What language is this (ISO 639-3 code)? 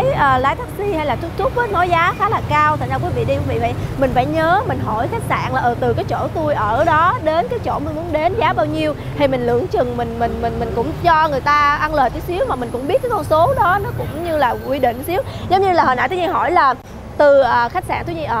vie